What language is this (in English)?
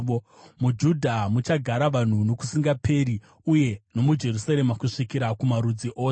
Shona